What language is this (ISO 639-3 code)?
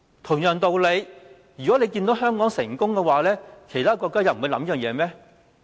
yue